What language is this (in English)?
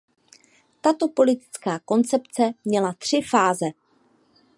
Czech